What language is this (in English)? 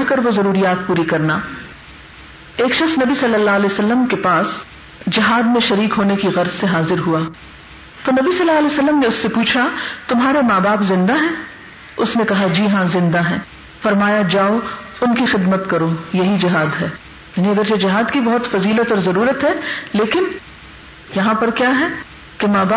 Urdu